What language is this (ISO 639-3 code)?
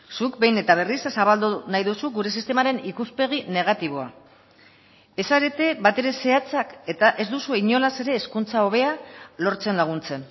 eus